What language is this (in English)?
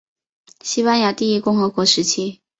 Chinese